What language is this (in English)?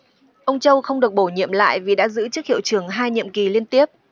Vietnamese